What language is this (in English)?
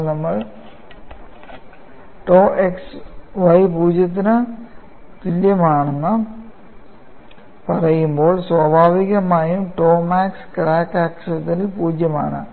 Malayalam